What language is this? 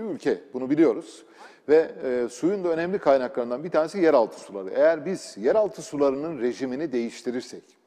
Turkish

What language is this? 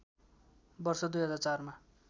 Nepali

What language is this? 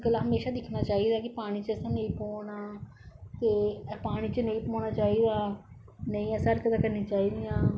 Dogri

